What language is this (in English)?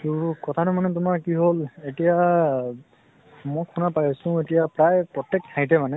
Assamese